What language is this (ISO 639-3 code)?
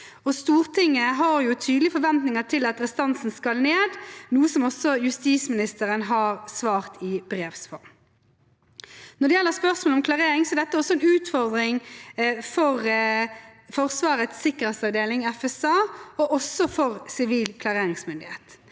nor